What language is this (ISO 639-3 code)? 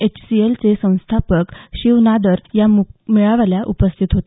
mar